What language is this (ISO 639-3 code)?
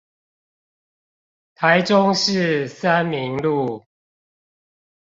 zho